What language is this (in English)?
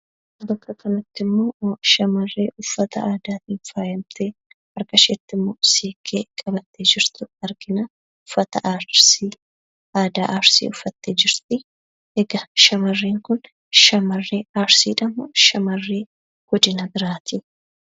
Oromo